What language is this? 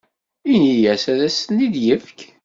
Kabyle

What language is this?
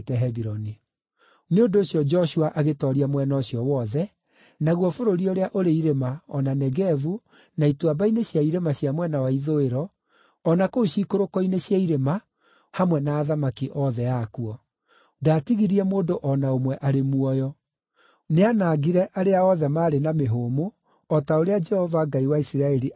Kikuyu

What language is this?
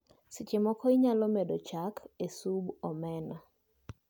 Luo (Kenya and Tanzania)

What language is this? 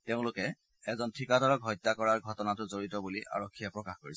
Assamese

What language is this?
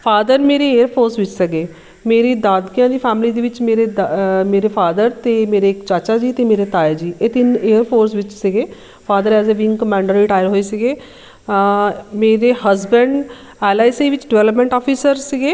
Punjabi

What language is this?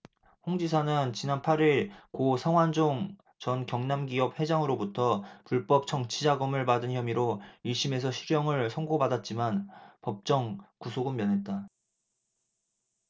Korean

